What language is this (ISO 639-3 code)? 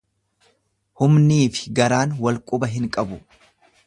orm